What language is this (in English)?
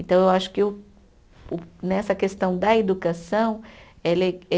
Portuguese